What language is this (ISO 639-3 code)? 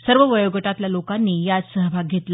mar